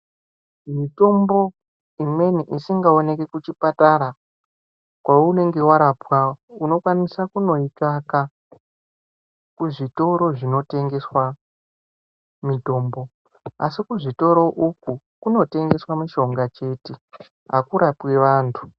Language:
Ndau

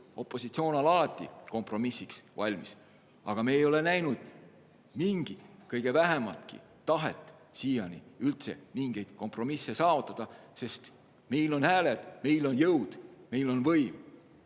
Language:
Estonian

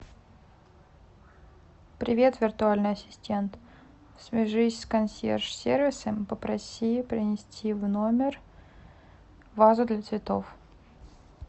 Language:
Russian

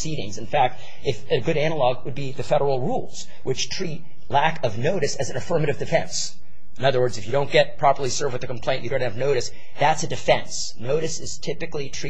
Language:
English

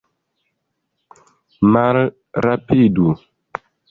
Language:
Esperanto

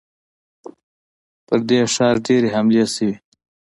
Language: Pashto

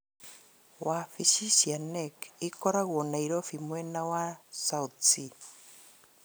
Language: Kikuyu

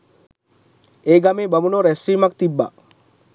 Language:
Sinhala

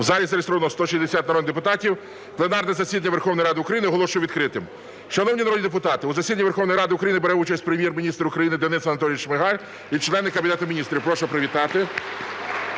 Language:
Ukrainian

